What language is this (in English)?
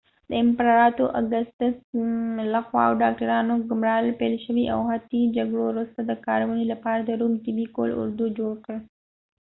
Pashto